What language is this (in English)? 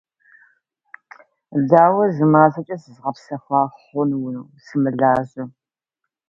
Russian